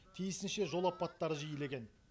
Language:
Kazakh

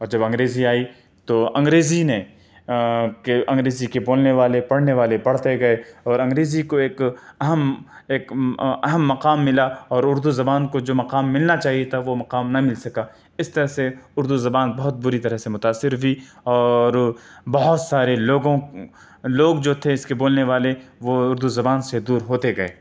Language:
Urdu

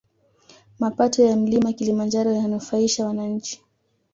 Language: Swahili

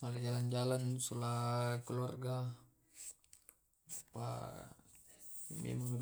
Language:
Tae'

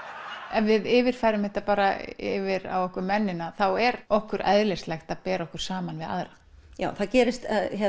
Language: Icelandic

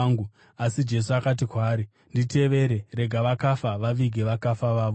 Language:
Shona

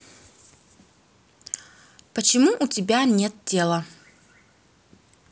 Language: Russian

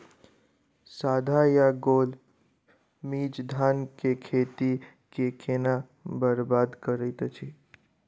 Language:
Maithili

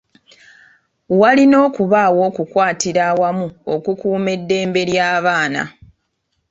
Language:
Ganda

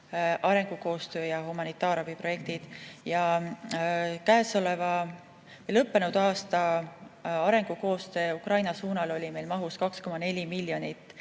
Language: Estonian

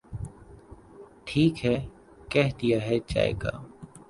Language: Urdu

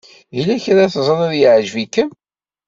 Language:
Kabyle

